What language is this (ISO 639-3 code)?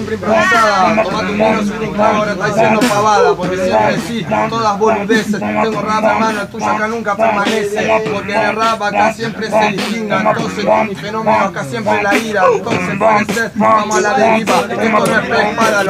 spa